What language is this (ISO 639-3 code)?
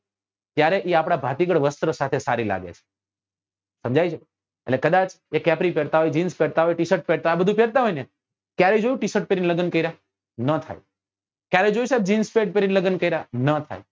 guj